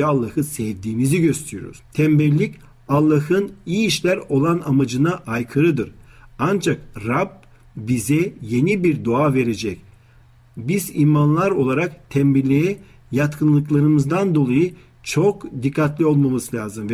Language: Turkish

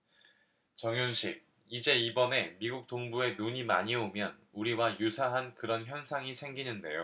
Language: Korean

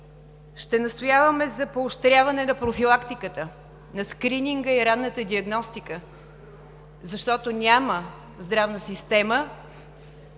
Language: Bulgarian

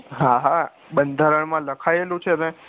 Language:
Gujarati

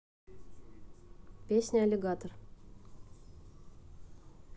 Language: Russian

